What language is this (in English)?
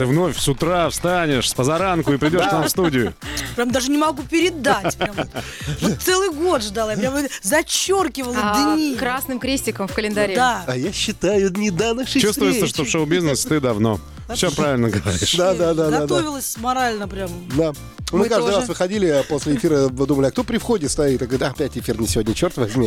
Russian